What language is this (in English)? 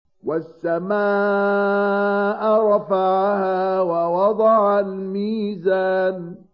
Arabic